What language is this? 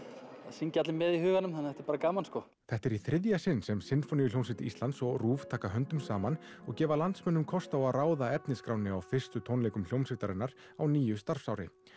Icelandic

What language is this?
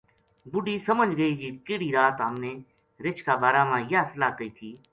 Gujari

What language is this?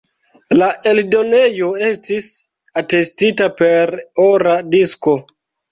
Esperanto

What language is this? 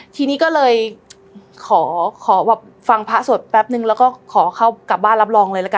Thai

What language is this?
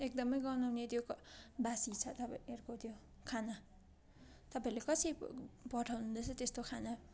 Nepali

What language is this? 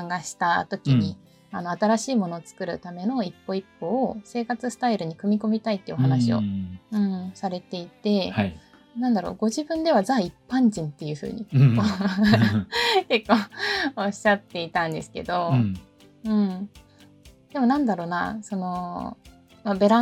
Japanese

